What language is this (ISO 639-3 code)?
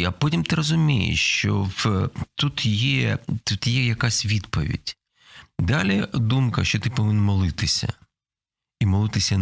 ukr